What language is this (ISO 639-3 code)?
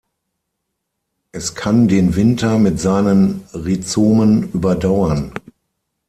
deu